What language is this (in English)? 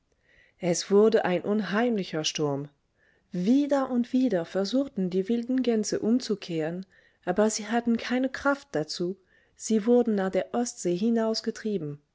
German